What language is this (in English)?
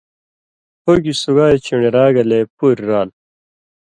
Indus Kohistani